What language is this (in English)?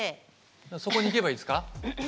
Japanese